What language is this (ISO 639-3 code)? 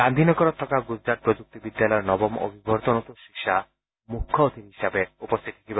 asm